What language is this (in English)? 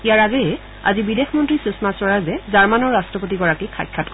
Assamese